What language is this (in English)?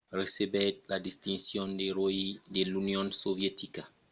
Occitan